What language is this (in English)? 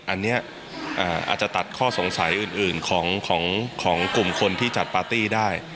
Thai